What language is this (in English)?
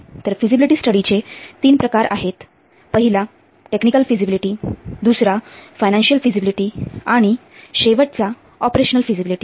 Marathi